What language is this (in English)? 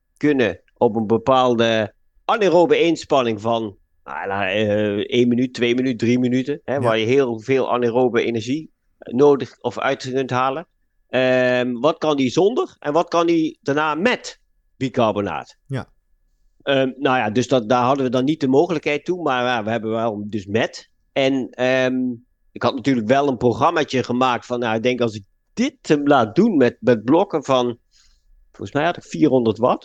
Dutch